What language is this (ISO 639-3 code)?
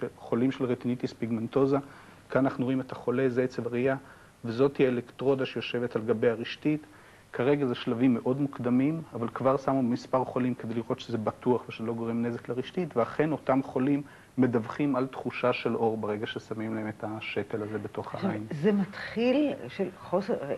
heb